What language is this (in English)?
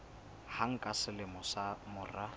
Southern Sotho